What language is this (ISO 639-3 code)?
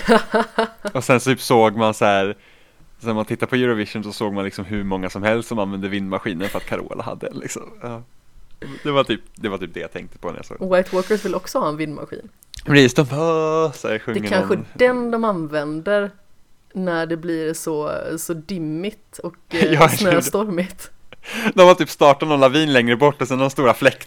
swe